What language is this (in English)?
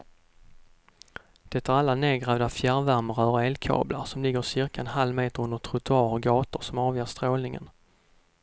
Swedish